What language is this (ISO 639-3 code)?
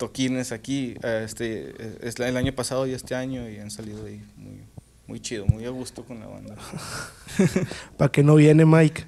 spa